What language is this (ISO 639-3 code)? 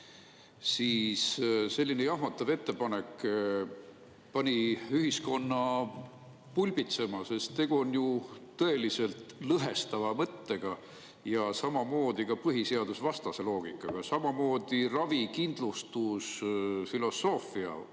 est